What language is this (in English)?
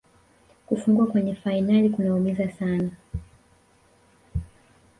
Swahili